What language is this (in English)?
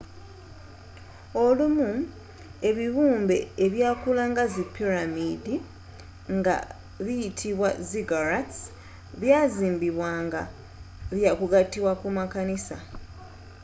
Ganda